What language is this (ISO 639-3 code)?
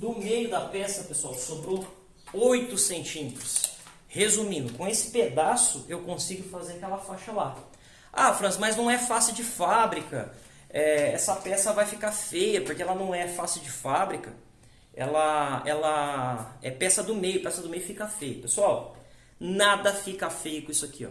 por